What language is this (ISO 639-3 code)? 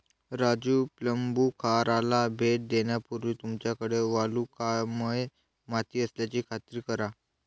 mar